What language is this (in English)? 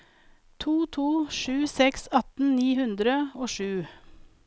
Norwegian